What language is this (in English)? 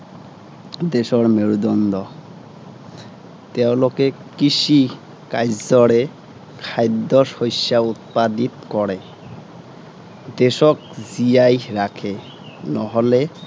Assamese